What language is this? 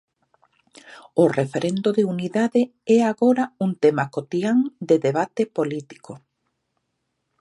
Galician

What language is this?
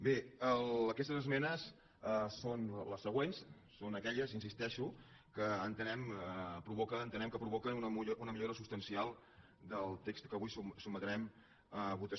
Catalan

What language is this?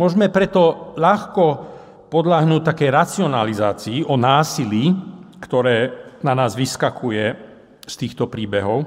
Slovak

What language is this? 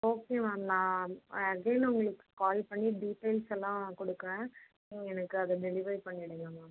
Tamil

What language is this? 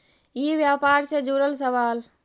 Magahi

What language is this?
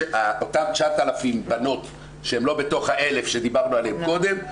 Hebrew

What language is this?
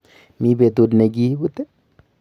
Kalenjin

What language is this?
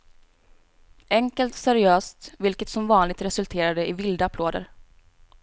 Swedish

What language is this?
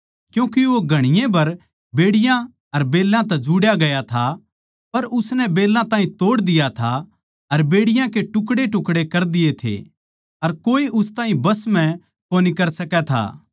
Haryanvi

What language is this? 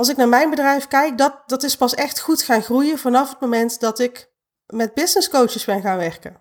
Dutch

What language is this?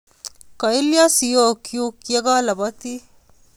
Kalenjin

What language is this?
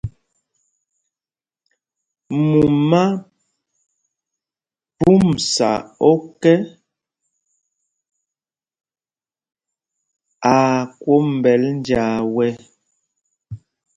Mpumpong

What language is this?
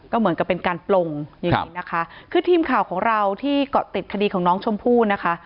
Thai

